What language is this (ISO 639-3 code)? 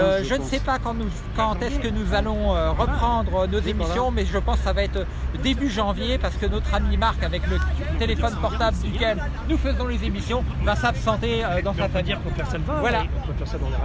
fra